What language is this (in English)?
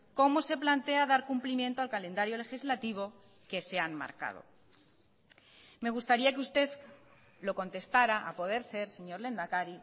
Spanish